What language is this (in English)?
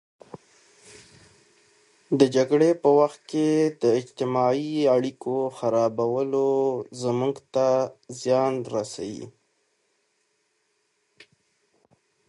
Pashto